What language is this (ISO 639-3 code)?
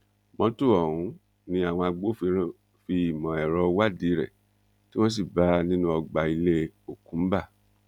yor